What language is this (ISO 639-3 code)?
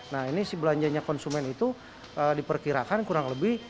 ind